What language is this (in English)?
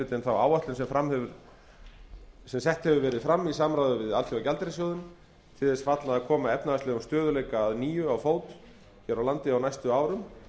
Icelandic